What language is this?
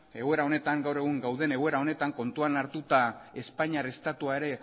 Basque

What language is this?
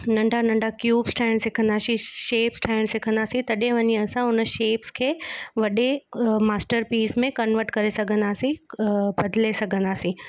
Sindhi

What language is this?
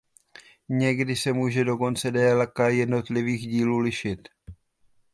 Czech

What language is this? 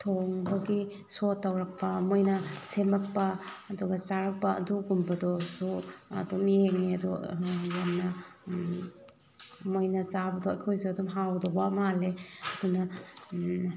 Manipuri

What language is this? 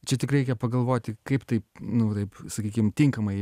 Lithuanian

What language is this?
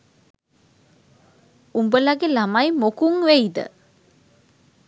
Sinhala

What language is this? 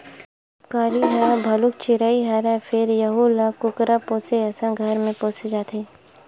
Chhattisgarhi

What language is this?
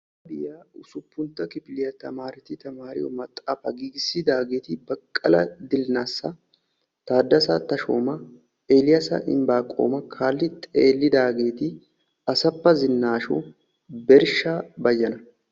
Wolaytta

